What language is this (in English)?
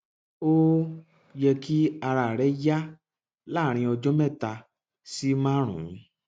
Yoruba